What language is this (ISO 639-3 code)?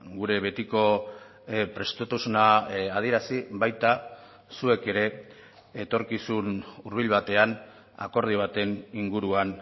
eus